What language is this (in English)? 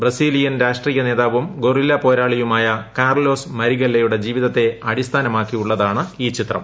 Malayalam